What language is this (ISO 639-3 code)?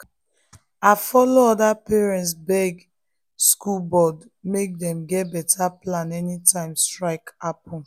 pcm